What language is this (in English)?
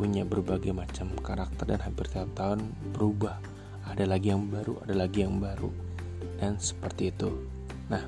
Indonesian